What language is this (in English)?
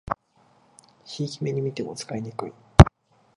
Japanese